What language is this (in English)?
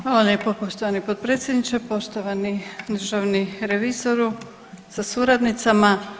Croatian